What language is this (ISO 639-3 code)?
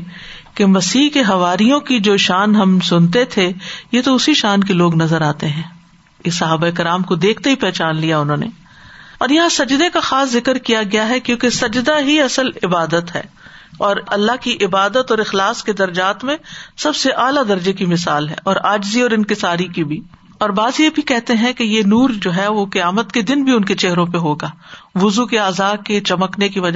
urd